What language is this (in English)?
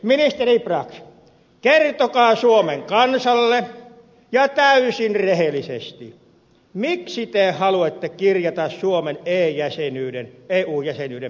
Finnish